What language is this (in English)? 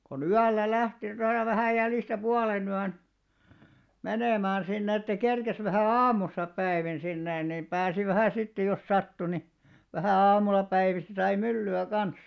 Finnish